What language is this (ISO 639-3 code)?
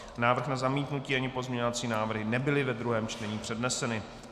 ces